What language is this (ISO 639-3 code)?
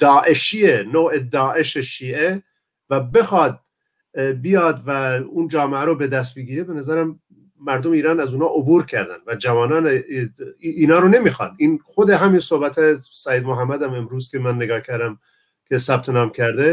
fas